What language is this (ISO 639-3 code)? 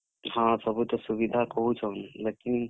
ori